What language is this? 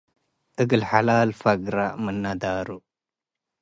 Tigre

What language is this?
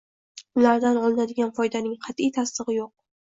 Uzbek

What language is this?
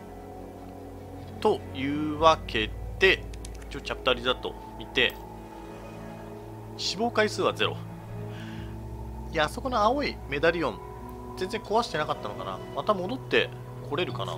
Japanese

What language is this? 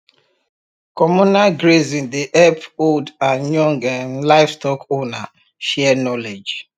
Nigerian Pidgin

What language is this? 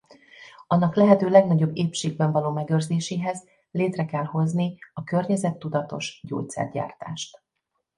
Hungarian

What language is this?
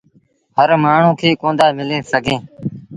Sindhi Bhil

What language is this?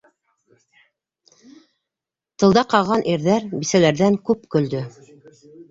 Bashkir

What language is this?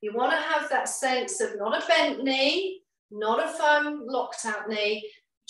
English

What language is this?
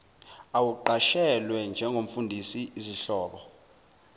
Zulu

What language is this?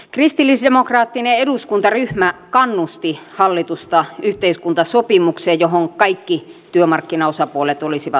Finnish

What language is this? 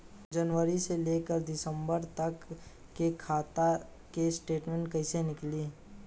Bhojpuri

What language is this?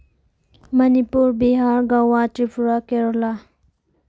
Manipuri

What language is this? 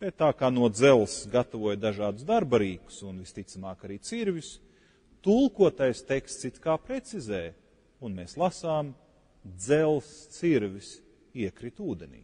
Latvian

